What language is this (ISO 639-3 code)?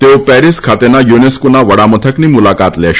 guj